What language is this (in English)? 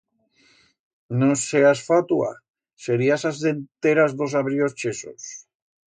Aragonese